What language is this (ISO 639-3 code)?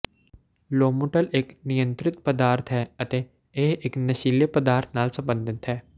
pan